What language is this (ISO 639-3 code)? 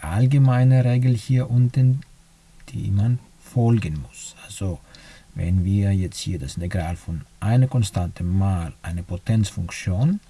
deu